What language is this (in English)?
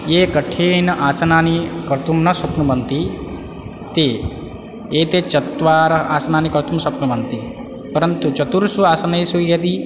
Sanskrit